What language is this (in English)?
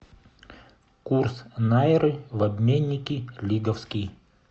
Russian